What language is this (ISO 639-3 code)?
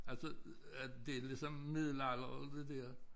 dan